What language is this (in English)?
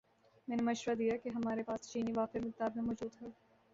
Urdu